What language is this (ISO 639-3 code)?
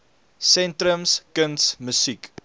afr